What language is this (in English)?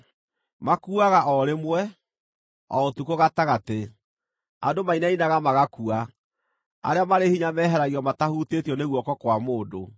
Kikuyu